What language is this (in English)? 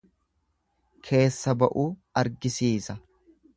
Oromo